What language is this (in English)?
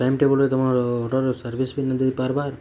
Odia